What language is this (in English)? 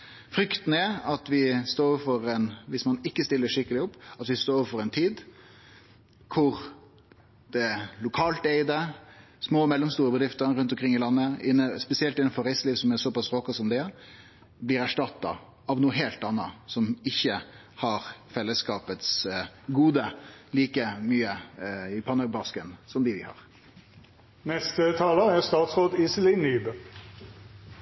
Norwegian